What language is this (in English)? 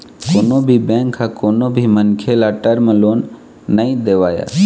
Chhattisgarhi